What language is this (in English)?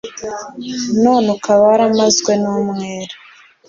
Kinyarwanda